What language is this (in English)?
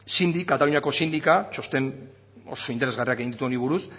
Basque